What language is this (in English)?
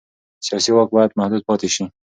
Pashto